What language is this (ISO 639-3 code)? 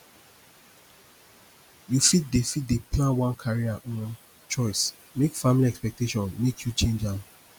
pcm